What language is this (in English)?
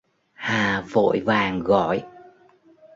Vietnamese